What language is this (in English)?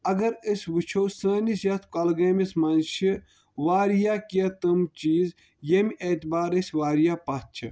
Kashmiri